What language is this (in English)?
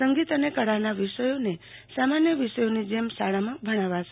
Gujarati